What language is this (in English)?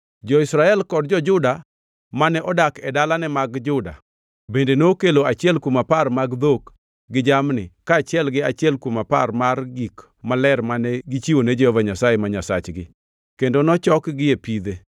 Luo (Kenya and Tanzania)